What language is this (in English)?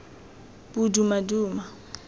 Tswana